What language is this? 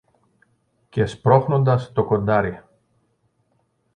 Greek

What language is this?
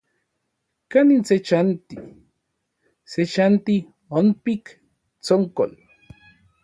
Orizaba Nahuatl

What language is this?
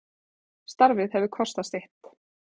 Icelandic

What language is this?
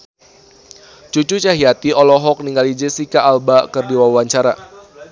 Sundanese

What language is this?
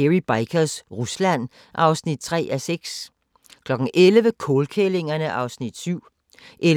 Danish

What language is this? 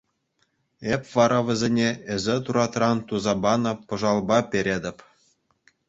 Chuvash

